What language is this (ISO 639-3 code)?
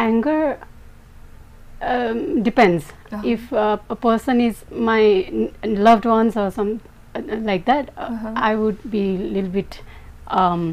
eng